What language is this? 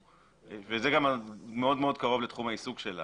Hebrew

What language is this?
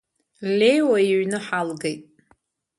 Abkhazian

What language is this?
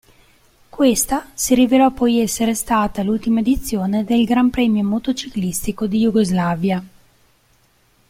Italian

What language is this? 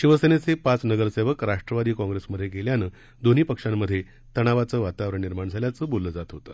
Marathi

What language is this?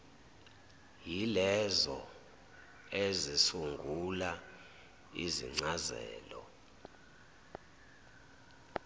Zulu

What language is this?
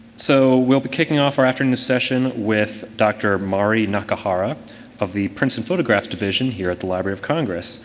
English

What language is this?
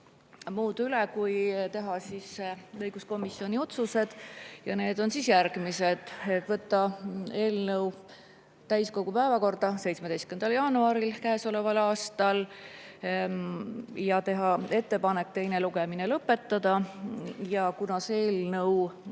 Estonian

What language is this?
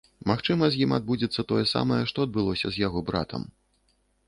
Belarusian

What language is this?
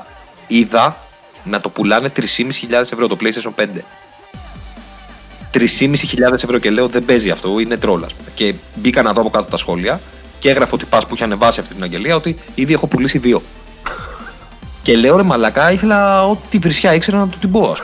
Greek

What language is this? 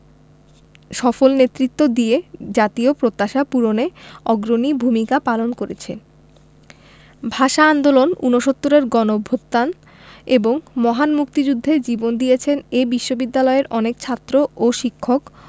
Bangla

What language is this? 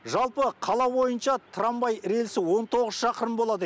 Kazakh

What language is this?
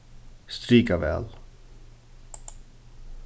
Faroese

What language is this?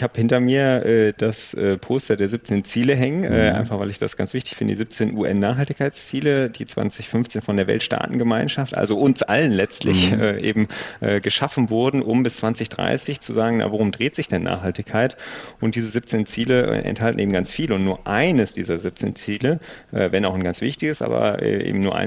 German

